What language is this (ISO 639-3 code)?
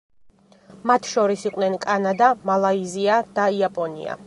kat